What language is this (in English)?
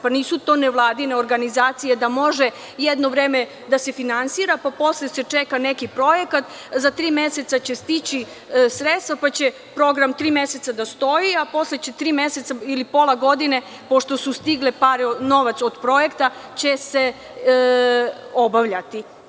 Serbian